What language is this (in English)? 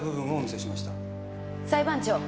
Japanese